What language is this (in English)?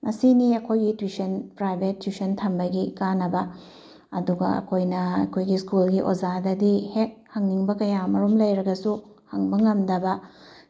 Manipuri